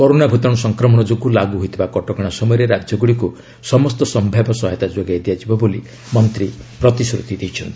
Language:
Odia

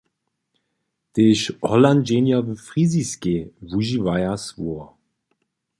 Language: Upper Sorbian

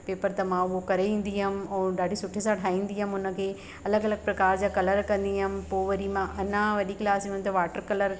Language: Sindhi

